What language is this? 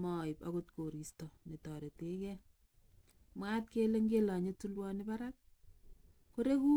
Kalenjin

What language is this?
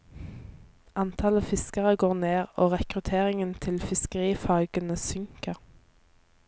Norwegian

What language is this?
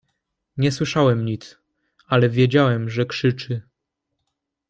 Polish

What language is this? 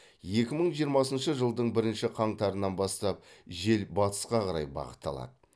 Kazakh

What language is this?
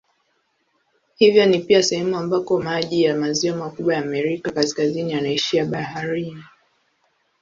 Swahili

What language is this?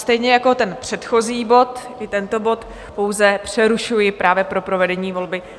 Czech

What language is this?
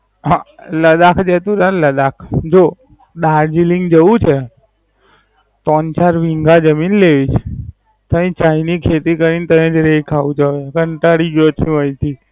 Gujarati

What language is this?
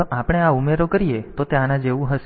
Gujarati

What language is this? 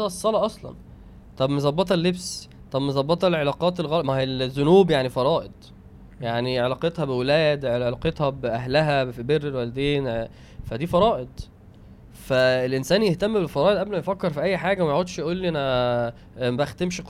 Arabic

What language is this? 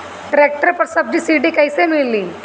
Bhojpuri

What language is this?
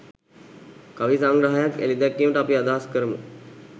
Sinhala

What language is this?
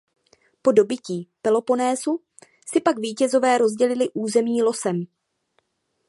Czech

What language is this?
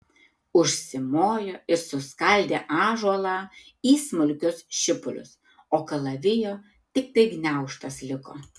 Lithuanian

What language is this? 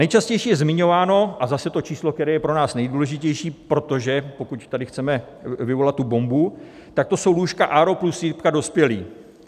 Czech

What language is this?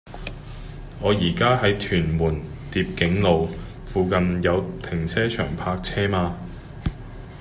Cantonese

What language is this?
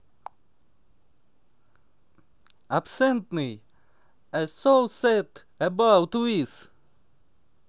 Russian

